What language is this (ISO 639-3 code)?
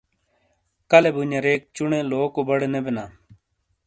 scl